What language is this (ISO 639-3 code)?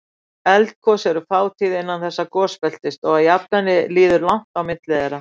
isl